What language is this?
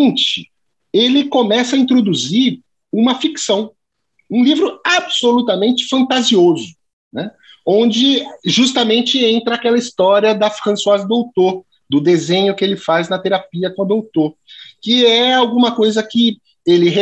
Portuguese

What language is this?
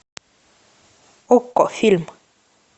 Russian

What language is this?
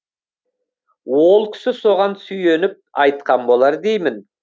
Kazakh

